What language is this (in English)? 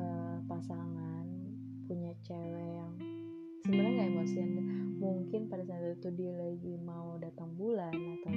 Indonesian